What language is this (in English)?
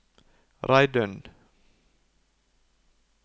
Norwegian